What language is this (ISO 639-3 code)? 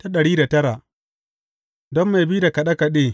hau